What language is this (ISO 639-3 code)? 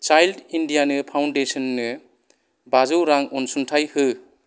brx